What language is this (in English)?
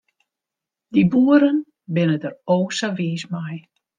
Western Frisian